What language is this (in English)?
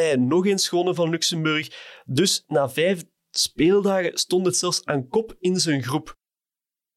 Dutch